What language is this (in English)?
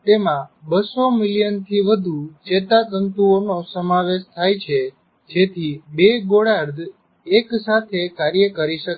Gujarati